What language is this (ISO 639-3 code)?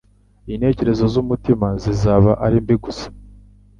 kin